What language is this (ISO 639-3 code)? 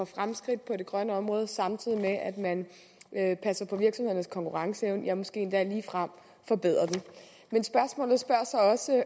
dan